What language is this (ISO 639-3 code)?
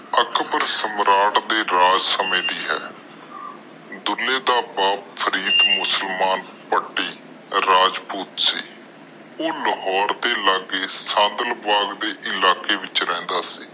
pan